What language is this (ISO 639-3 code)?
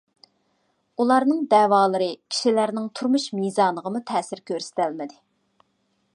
uig